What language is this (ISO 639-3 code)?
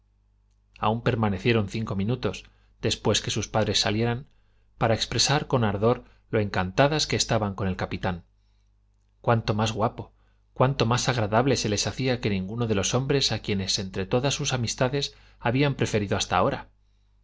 spa